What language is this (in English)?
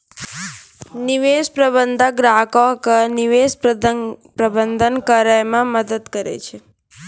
Maithili